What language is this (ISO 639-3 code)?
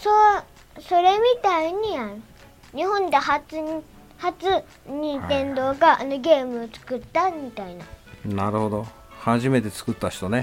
jpn